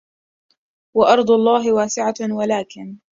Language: Arabic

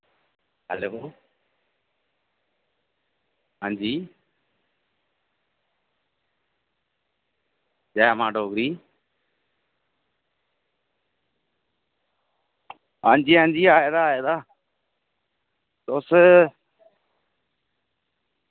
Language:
Dogri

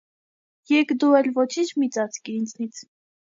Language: Armenian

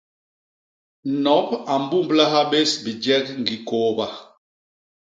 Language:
Basaa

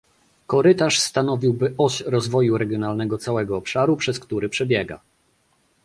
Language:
Polish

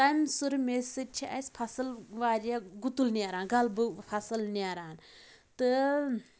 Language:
Kashmiri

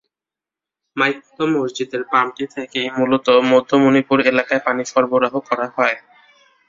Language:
Bangla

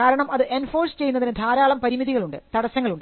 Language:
Malayalam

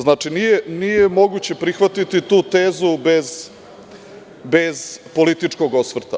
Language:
Serbian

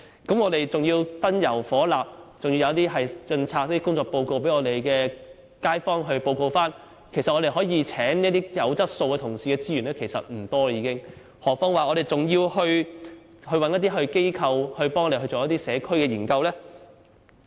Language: Cantonese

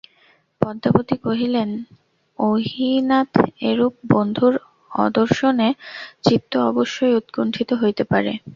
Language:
Bangla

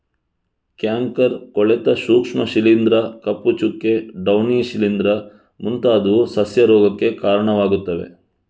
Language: Kannada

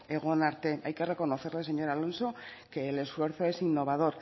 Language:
Spanish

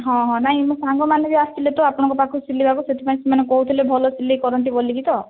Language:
Odia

